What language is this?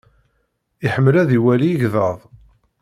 Kabyle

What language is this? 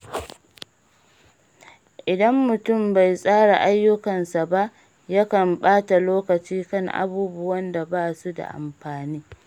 Hausa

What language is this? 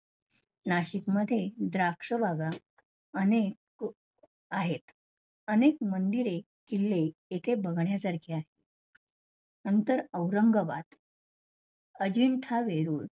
Marathi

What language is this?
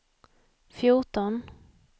Swedish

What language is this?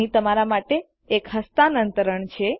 Gujarati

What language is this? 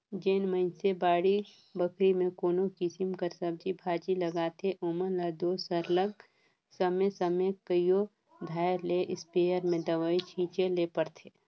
Chhattisgarhi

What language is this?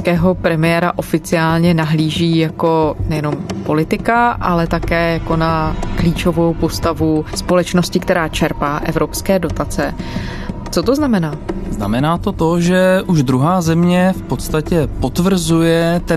Czech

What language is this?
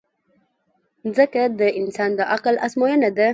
Pashto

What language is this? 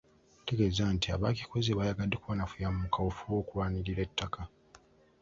Ganda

